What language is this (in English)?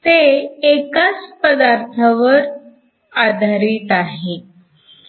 Marathi